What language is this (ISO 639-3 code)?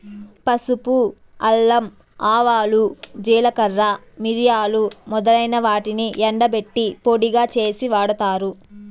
tel